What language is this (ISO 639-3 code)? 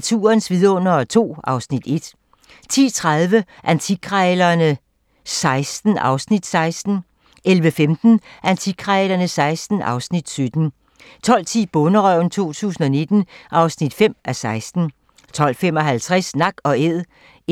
dan